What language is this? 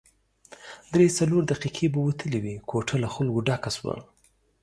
Pashto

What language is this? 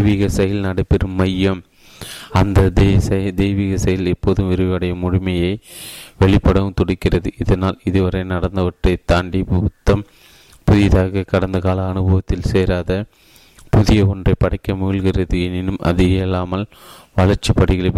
Tamil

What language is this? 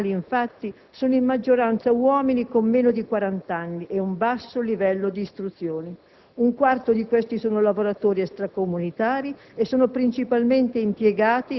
Italian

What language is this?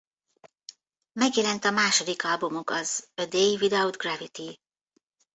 Hungarian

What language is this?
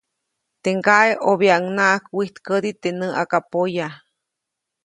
Copainalá Zoque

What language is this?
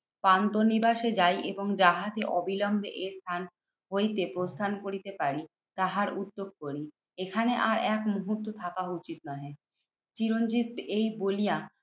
Bangla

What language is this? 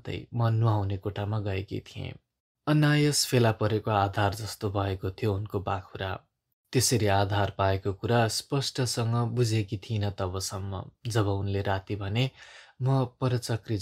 Romanian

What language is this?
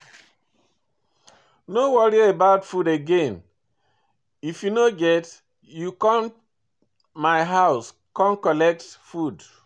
Nigerian Pidgin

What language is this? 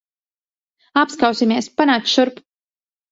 Latvian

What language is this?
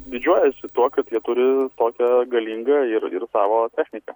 Lithuanian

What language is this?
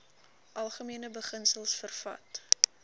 Afrikaans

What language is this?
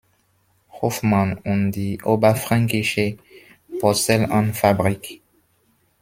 German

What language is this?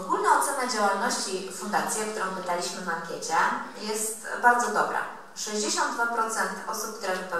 Polish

